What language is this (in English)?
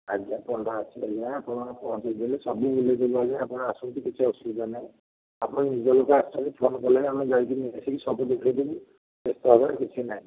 Odia